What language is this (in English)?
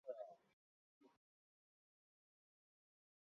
Chinese